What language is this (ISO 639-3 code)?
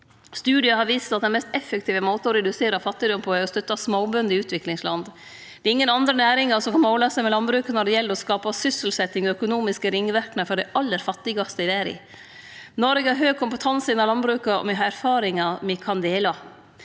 nor